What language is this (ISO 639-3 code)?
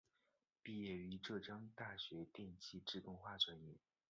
zho